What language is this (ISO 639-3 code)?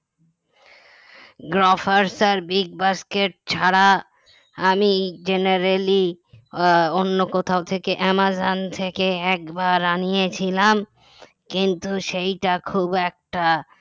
ben